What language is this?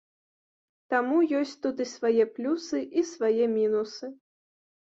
Belarusian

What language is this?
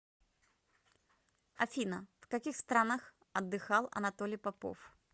Russian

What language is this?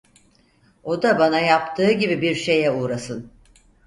Turkish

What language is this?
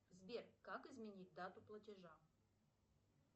Russian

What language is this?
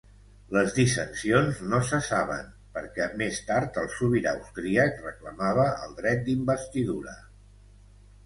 Catalan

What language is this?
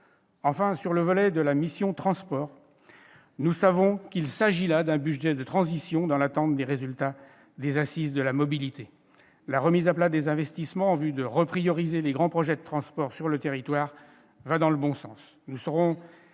French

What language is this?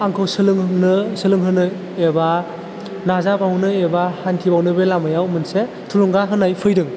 Bodo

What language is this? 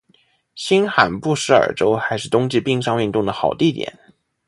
Chinese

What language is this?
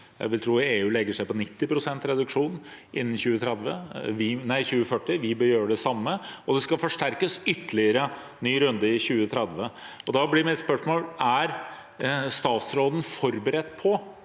Norwegian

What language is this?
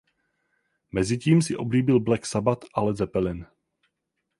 Czech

